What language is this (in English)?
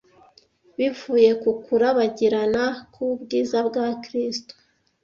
Kinyarwanda